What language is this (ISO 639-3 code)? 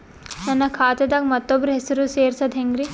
kan